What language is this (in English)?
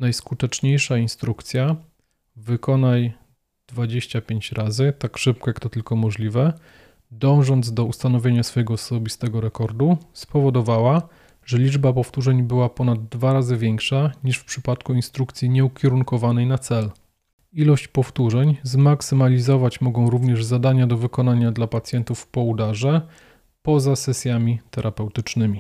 Polish